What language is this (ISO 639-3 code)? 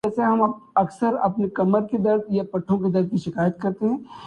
urd